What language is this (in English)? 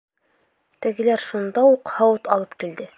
Bashkir